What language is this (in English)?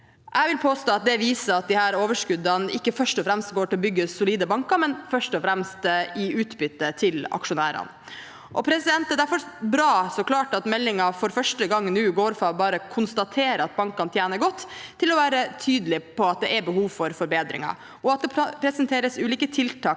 Norwegian